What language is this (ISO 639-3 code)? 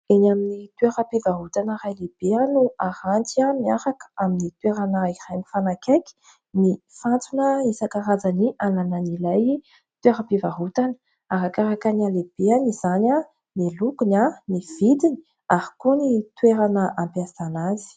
mlg